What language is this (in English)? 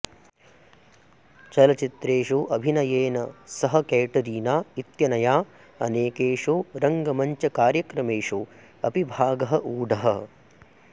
Sanskrit